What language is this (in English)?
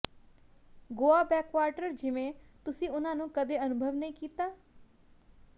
Punjabi